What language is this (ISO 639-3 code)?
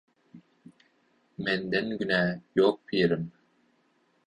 tuk